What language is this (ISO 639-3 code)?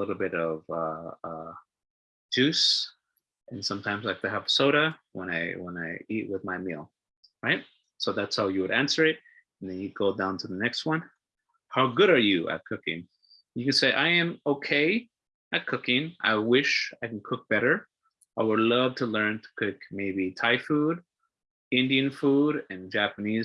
eng